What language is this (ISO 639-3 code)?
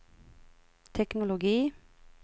swe